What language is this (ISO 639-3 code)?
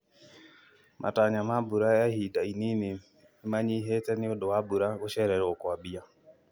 kik